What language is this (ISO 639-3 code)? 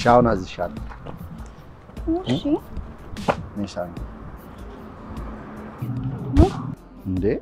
ara